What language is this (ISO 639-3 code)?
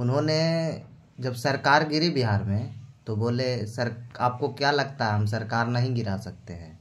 hin